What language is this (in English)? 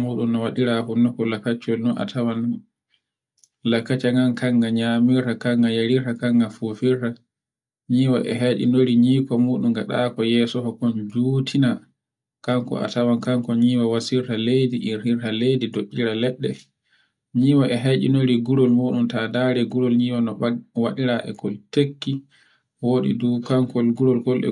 Borgu Fulfulde